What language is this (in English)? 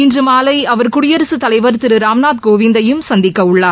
Tamil